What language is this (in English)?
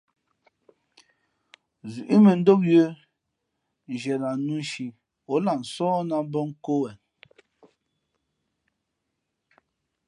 Fe'fe'